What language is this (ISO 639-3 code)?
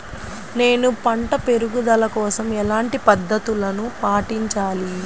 tel